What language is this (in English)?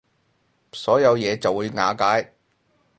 Cantonese